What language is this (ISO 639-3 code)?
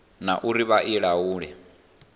ven